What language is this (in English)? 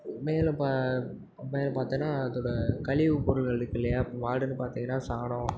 Tamil